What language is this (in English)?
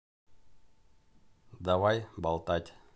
Russian